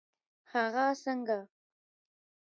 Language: Pashto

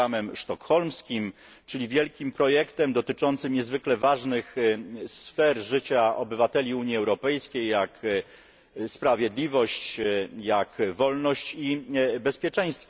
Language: Polish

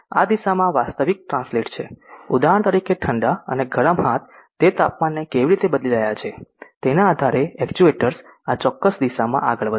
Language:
Gujarati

